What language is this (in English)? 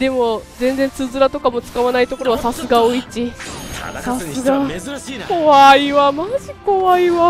Japanese